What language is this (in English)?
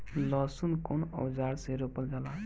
Bhojpuri